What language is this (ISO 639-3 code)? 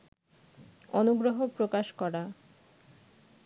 ben